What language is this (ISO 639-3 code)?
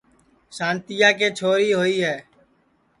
ssi